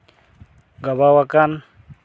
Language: Santali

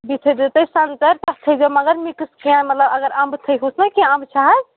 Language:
Kashmiri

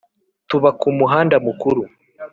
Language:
Kinyarwanda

